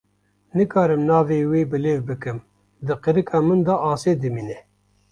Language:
Kurdish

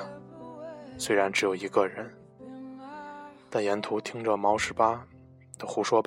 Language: Chinese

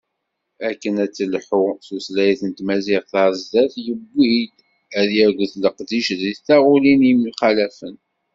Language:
Kabyle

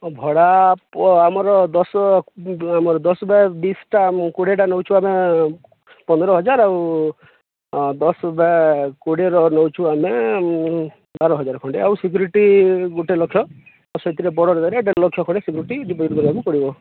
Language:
Odia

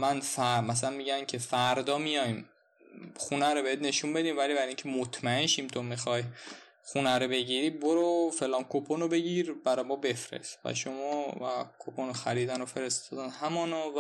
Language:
Persian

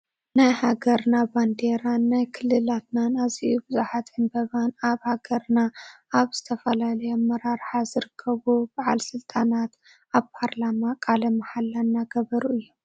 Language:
Tigrinya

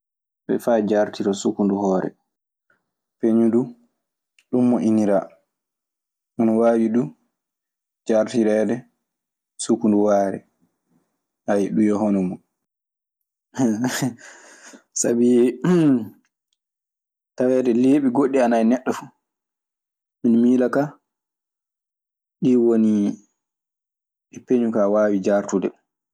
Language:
Maasina Fulfulde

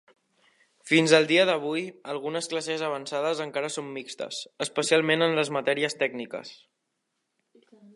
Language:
Catalan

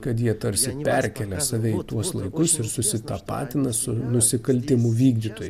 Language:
Lithuanian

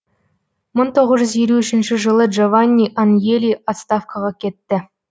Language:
Kazakh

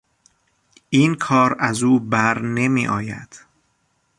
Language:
Persian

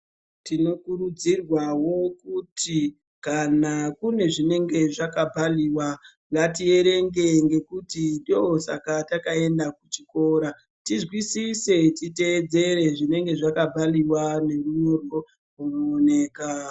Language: Ndau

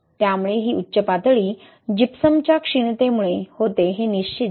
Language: Marathi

